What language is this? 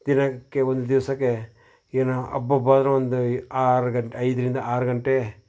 Kannada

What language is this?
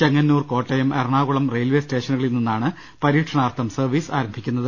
Malayalam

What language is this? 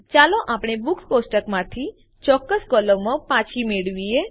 Gujarati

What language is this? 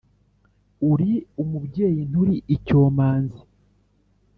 Kinyarwanda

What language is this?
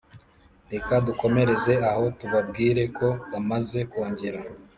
Kinyarwanda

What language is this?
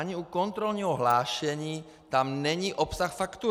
Czech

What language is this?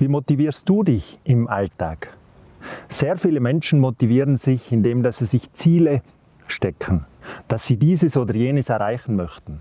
German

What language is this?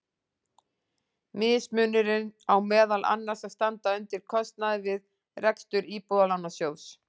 Icelandic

